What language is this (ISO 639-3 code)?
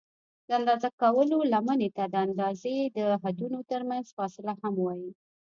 pus